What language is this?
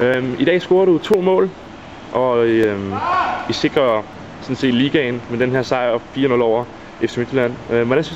Danish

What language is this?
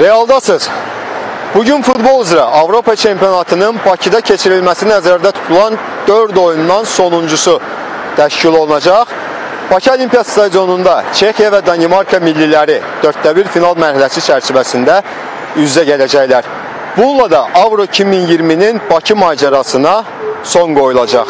Turkish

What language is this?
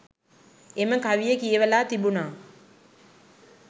Sinhala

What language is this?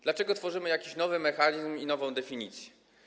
Polish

